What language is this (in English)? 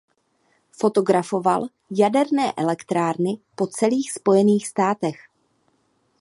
Czech